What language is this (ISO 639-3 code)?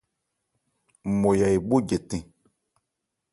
ebr